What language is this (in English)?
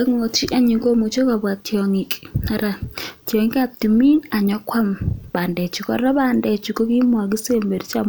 Kalenjin